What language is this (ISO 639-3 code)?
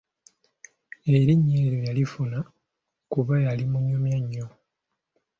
lug